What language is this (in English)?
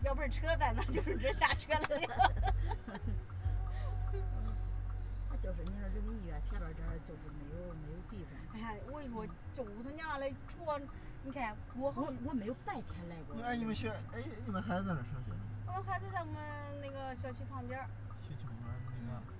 Chinese